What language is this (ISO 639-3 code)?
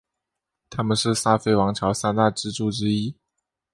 zho